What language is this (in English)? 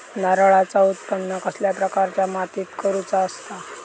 Marathi